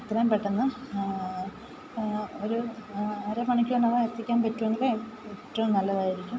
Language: Malayalam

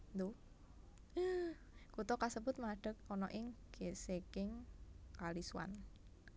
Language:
Javanese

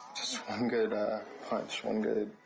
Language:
English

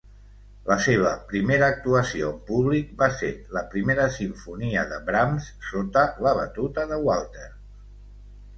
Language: Catalan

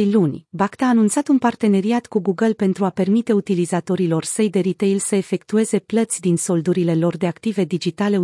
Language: Romanian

